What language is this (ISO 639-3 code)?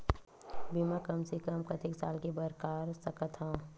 hne